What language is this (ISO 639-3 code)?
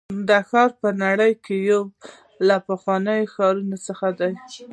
pus